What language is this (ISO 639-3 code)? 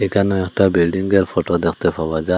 ben